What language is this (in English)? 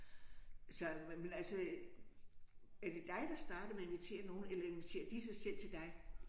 Danish